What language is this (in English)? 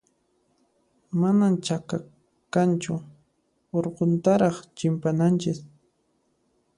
Puno Quechua